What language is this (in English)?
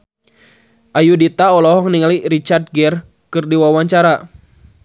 Sundanese